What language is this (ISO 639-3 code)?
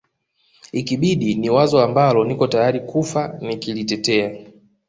swa